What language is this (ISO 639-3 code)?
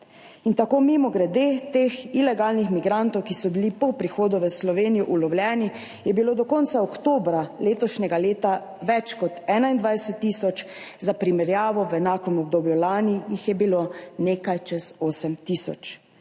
slv